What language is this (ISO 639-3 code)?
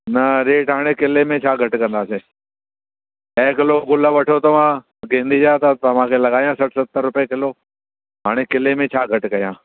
snd